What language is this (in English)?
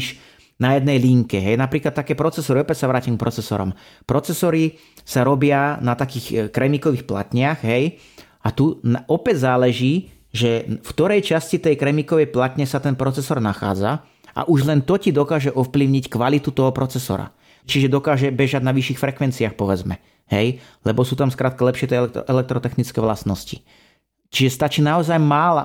Slovak